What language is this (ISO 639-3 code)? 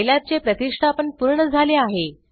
mar